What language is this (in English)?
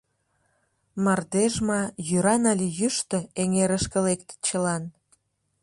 Mari